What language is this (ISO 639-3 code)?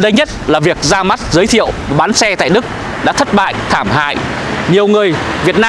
vie